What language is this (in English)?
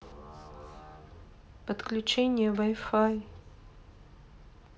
Russian